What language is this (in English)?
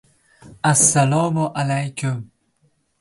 Uzbek